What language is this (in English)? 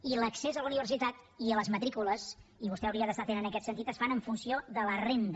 Catalan